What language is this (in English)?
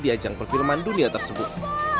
Indonesian